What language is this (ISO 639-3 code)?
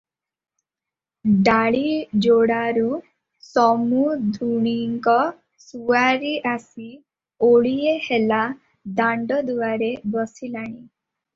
ori